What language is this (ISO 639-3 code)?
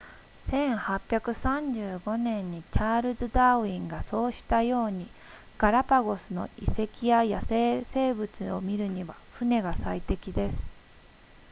jpn